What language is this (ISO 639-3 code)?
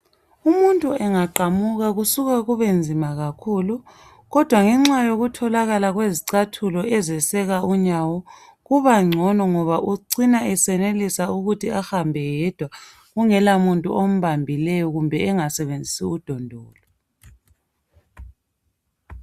nde